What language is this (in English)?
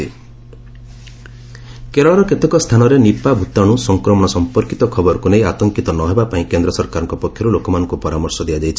Odia